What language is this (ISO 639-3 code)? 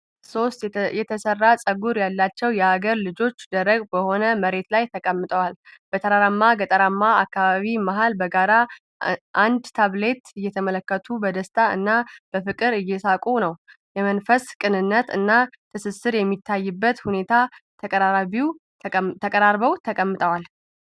amh